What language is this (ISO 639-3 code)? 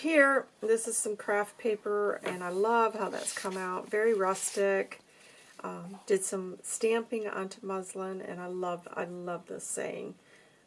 eng